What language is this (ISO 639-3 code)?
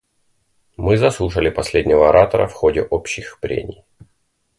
rus